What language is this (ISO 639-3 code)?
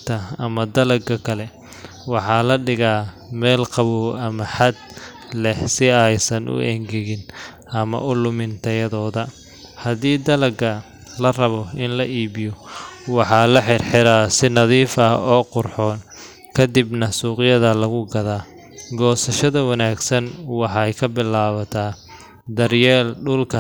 som